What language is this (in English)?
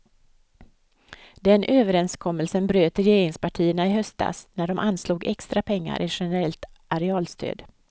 Swedish